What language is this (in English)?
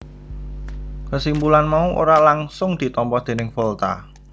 Javanese